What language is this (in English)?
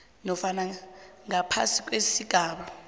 South Ndebele